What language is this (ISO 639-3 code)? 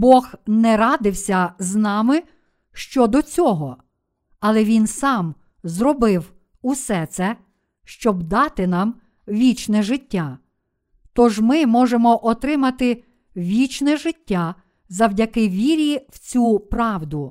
ukr